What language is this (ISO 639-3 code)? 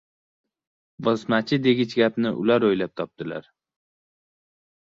uzb